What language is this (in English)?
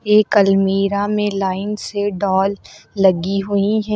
Hindi